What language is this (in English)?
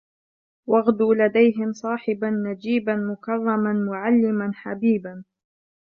Arabic